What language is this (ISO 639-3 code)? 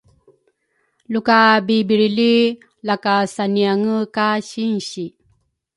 dru